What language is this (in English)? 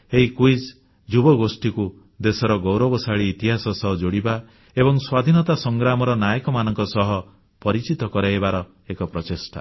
Odia